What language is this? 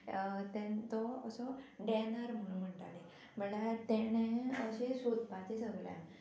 Konkani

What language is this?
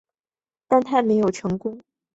Chinese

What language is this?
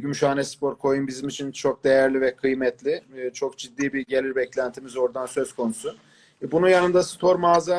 Turkish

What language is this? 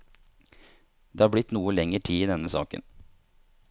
Norwegian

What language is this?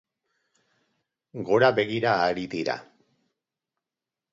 Basque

